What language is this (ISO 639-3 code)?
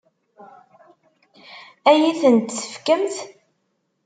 kab